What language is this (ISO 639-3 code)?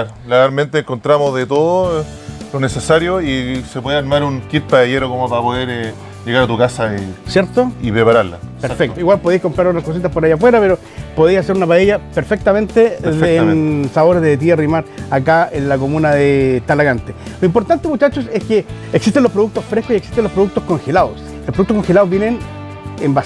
spa